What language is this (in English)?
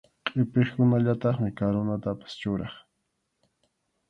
Arequipa-La Unión Quechua